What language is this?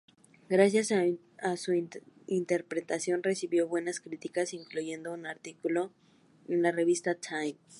Spanish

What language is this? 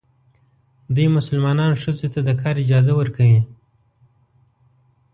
Pashto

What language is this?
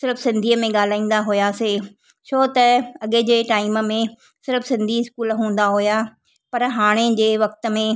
Sindhi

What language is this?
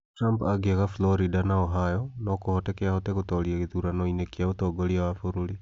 Kikuyu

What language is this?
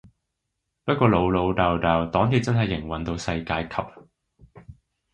Cantonese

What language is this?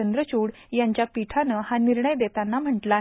Marathi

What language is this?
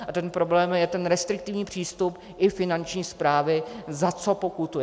Czech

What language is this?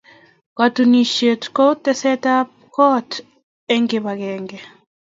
Kalenjin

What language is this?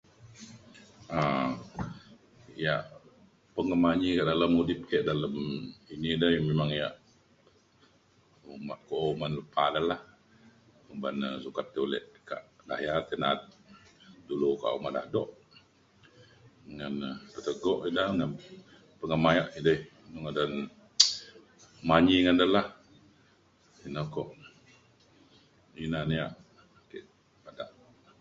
Mainstream Kenyah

